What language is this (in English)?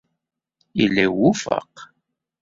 Kabyle